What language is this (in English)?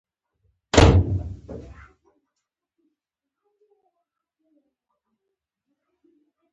Pashto